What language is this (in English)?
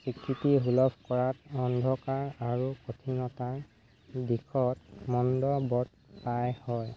Assamese